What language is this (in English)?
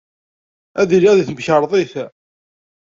Kabyle